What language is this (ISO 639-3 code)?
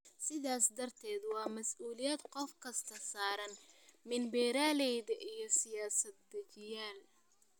som